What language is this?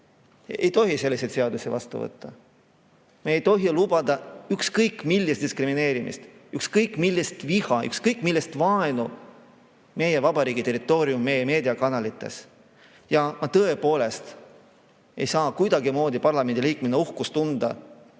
Estonian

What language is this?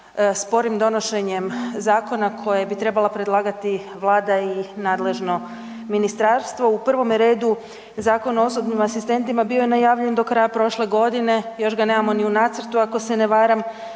Croatian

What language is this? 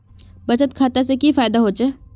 Magahi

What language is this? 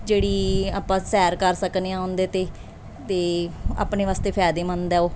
Punjabi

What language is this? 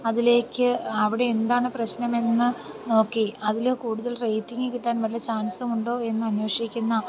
Malayalam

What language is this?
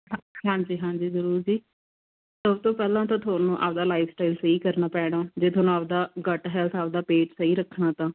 Punjabi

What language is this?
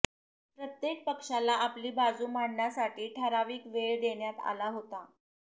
Marathi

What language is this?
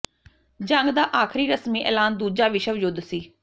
Punjabi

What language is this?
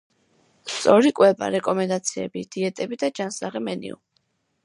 Georgian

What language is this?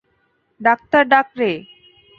Bangla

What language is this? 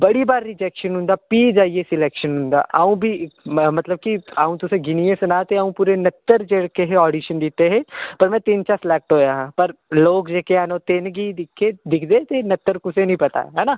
Dogri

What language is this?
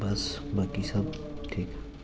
Dogri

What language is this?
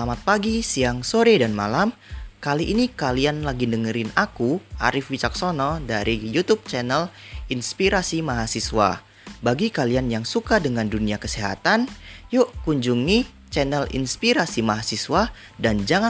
Indonesian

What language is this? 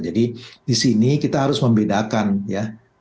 Indonesian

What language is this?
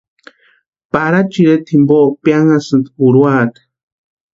Western Highland Purepecha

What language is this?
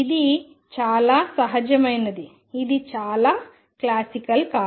Telugu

